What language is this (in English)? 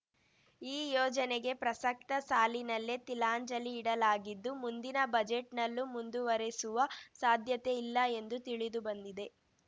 Kannada